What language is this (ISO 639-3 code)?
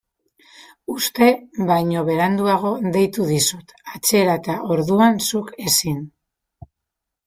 eus